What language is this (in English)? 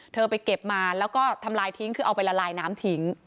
Thai